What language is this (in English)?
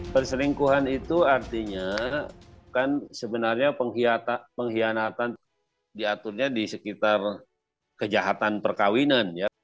Indonesian